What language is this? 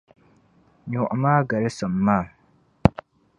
Dagbani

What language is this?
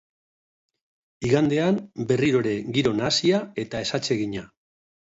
Basque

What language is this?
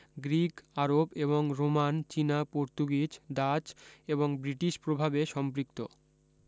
Bangla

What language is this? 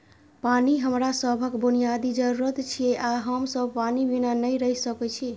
Maithili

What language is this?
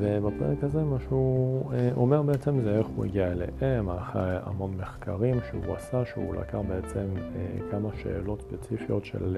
Hebrew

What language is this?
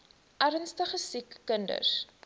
Afrikaans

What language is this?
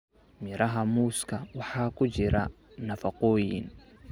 Somali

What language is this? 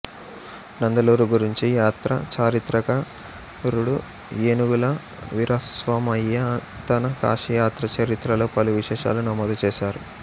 Telugu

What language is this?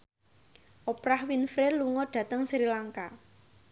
Javanese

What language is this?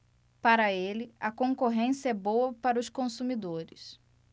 Portuguese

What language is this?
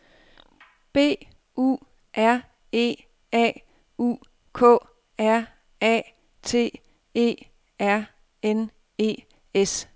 Danish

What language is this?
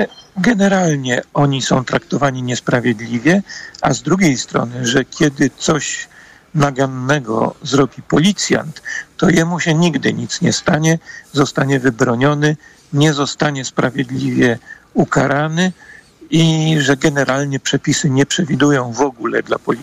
Polish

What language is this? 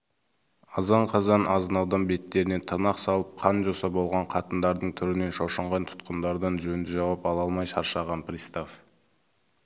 Kazakh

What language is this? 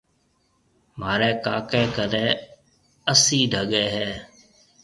Marwari (Pakistan)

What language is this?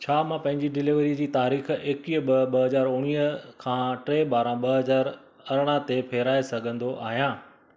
Sindhi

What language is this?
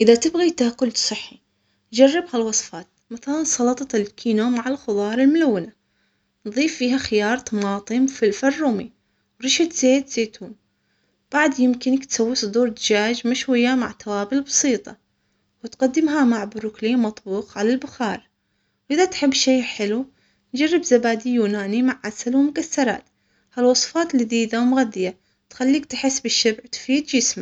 Omani Arabic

